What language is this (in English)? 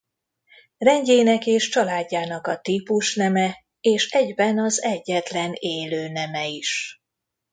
Hungarian